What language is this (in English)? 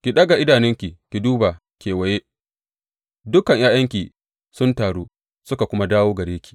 Hausa